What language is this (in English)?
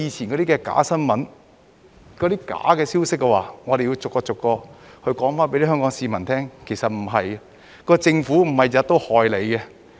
Cantonese